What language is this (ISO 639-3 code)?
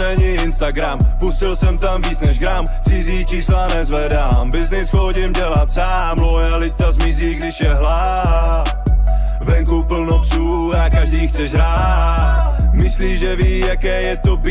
ces